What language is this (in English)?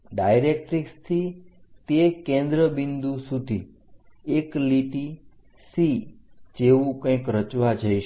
Gujarati